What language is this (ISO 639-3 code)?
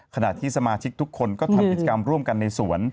tha